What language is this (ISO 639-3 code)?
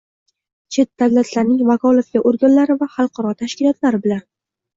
uzb